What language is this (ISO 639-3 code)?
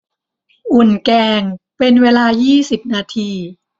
tha